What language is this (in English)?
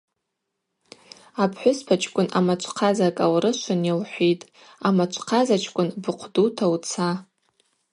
Abaza